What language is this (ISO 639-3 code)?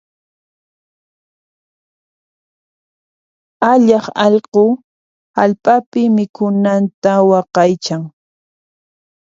qxp